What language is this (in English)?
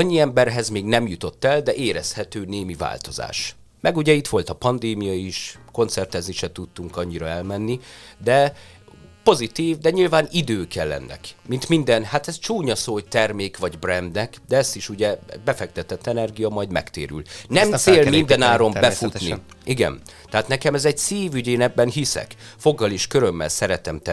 Hungarian